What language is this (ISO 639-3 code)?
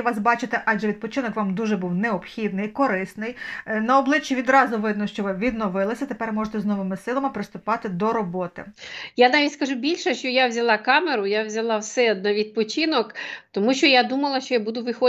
ukr